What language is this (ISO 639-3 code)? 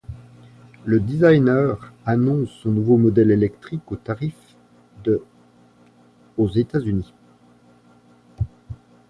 fra